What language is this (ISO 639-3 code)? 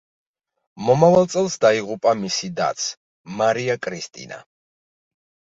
kat